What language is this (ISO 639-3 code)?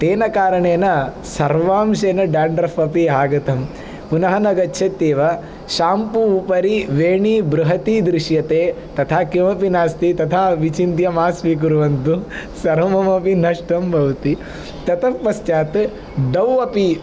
san